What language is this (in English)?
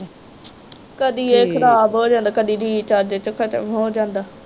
Punjabi